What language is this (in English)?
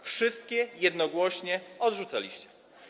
Polish